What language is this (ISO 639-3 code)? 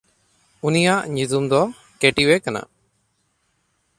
sat